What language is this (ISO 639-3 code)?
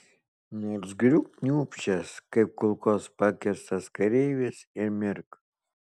lit